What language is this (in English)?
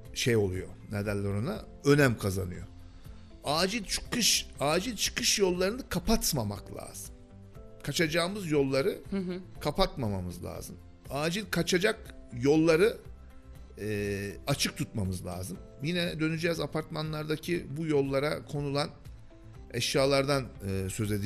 Turkish